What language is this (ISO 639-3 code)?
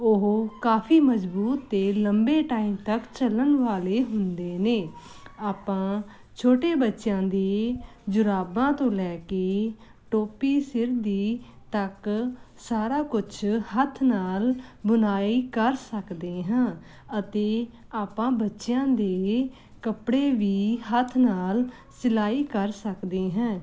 pan